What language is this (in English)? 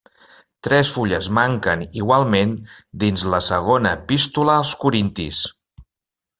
Catalan